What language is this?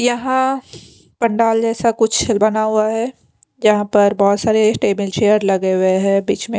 Hindi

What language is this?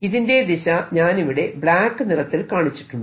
Malayalam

